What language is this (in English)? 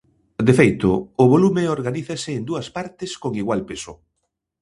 Galician